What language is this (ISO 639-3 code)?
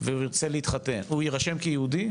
heb